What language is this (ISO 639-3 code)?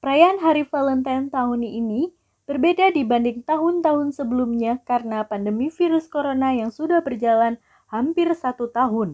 ind